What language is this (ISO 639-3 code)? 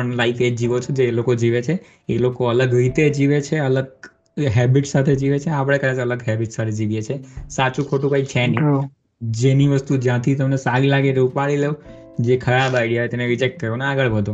guj